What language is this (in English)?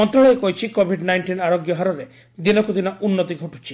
Odia